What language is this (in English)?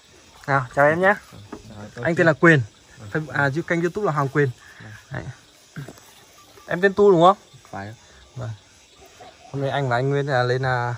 Vietnamese